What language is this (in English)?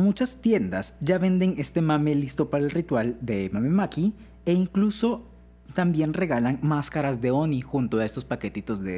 Spanish